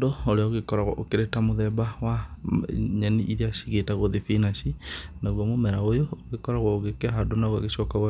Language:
Kikuyu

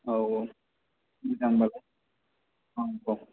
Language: Bodo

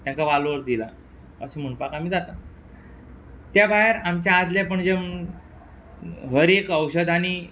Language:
Konkani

